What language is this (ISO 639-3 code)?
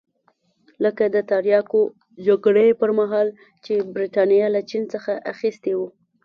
pus